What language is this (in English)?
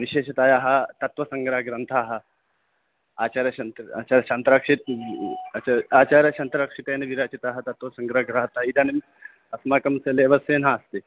Sanskrit